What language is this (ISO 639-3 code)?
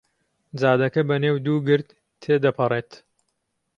ckb